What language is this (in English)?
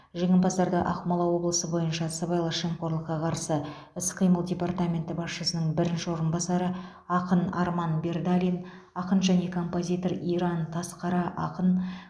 Kazakh